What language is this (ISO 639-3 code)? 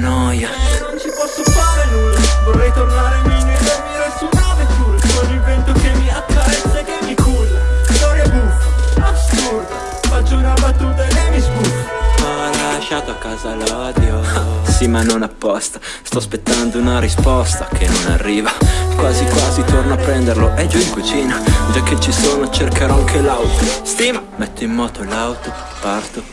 ita